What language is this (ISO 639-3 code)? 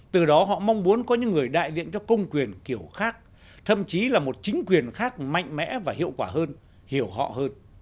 vie